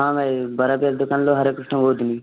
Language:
Odia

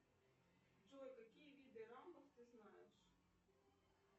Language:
Russian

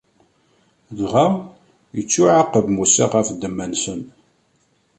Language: Kabyle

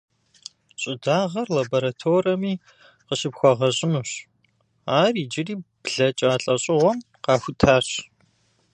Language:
Kabardian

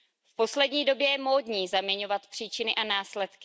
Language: Czech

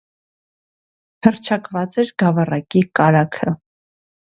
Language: Armenian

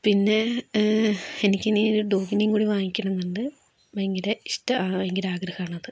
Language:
Malayalam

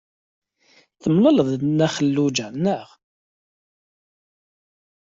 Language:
Kabyle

